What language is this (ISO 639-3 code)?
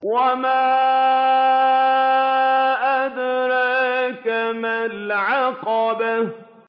ara